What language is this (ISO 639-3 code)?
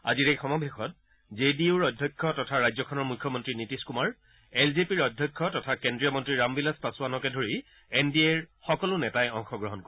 asm